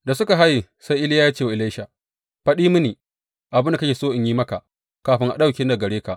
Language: Hausa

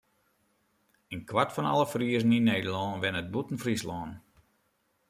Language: Western Frisian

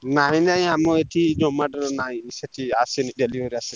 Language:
Odia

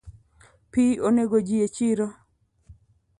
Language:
Luo (Kenya and Tanzania)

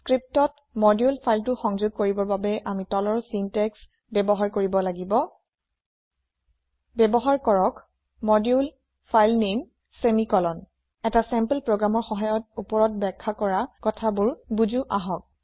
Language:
Assamese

